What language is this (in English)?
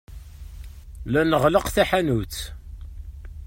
Kabyle